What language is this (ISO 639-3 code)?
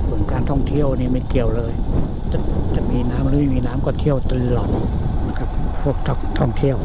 tha